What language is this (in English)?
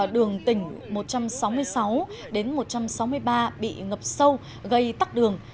Vietnamese